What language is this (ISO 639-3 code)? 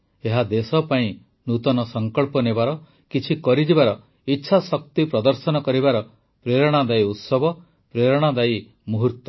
ori